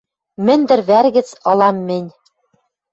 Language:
Western Mari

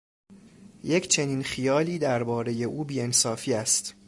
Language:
Persian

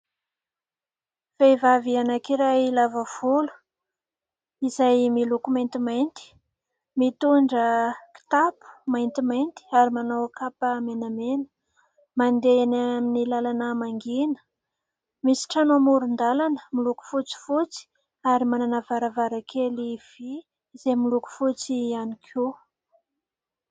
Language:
Malagasy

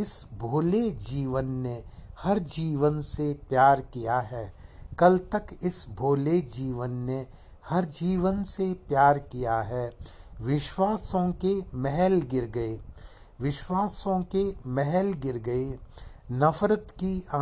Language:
Hindi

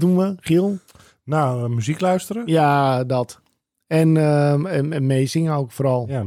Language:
Dutch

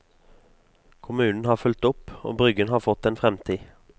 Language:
Norwegian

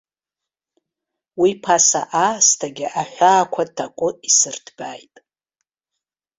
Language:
Abkhazian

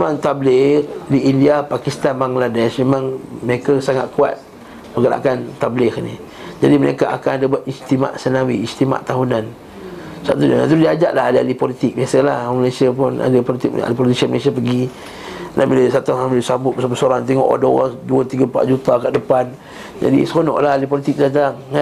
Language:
Malay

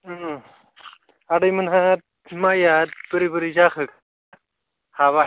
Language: Bodo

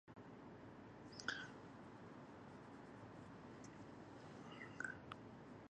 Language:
Arabic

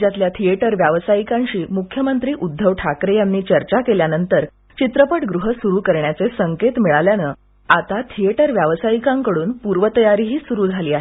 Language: Marathi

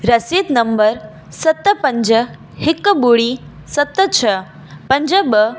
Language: Sindhi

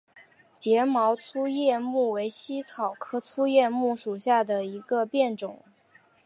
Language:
Chinese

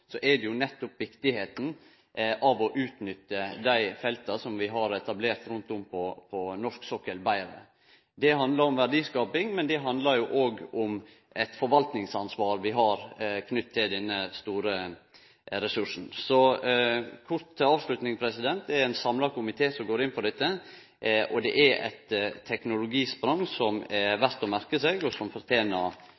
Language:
Norwegian Nynorsk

